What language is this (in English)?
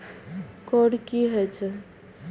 Maithili